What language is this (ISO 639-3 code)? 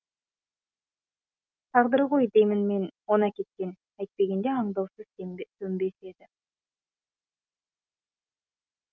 kaz